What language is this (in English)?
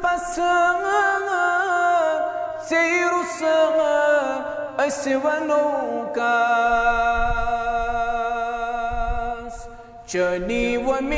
Arabic